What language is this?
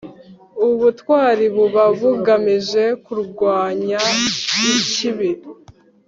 Kinyarwanda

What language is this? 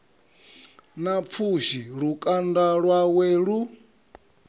Venda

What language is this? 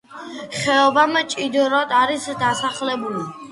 Georgian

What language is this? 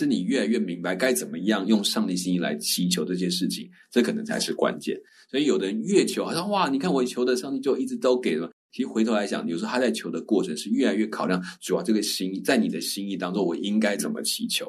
Chinese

